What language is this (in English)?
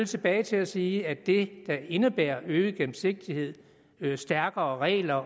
Danish